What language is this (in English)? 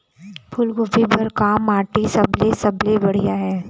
Chhattisgarhi